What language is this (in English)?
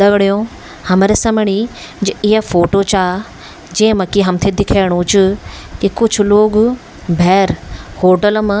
Garhwali